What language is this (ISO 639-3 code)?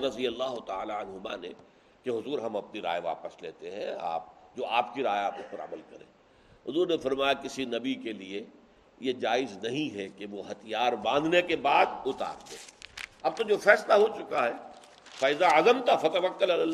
urd